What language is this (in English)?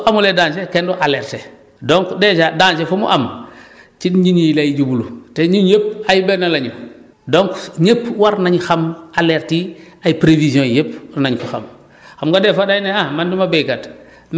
Wolof